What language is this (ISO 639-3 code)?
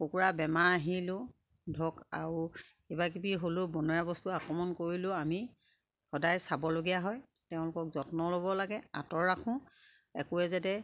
asm